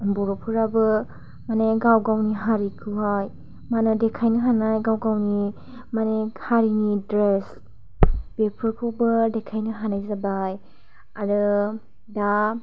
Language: Bodo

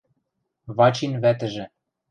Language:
Western Mari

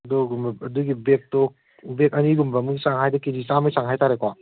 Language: Manipuri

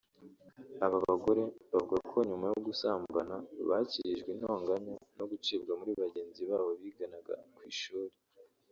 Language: Kinyarwanda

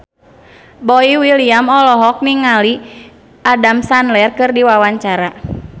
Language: Sundanese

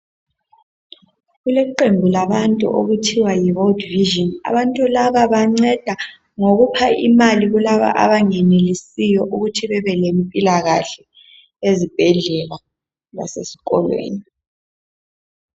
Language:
North Ndebele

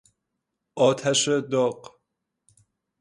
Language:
Persian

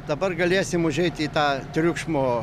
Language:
Lithuanian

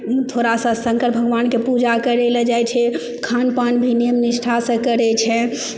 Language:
Maithili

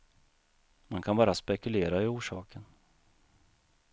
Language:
Swedish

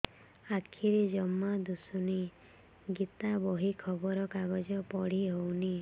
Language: Odia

